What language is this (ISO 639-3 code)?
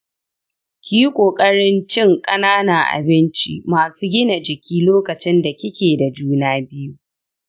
hau